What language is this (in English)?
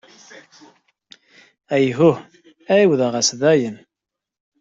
Kabyle